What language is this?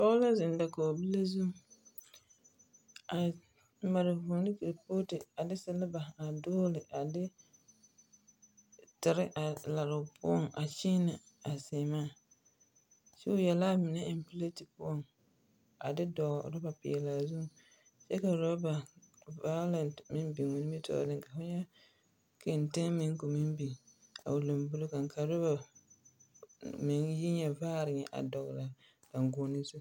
Southern Dagaare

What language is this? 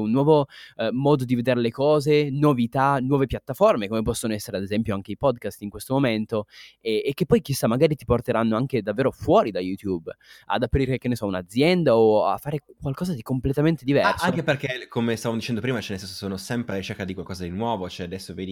Italian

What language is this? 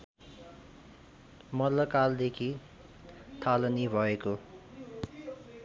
Nepali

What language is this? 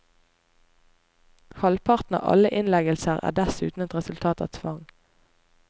Norwegian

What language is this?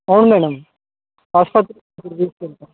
Telugu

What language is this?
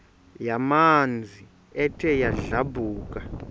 Xhosa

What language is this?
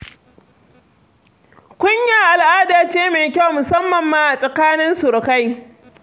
Hausa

